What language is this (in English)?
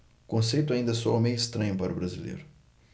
Portuguese